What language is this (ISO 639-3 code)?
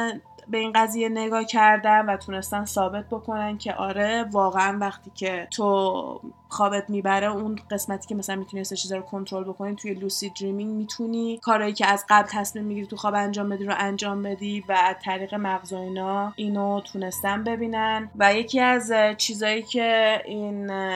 fas